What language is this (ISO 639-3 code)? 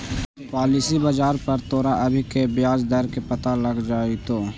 mag